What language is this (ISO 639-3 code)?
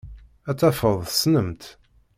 kab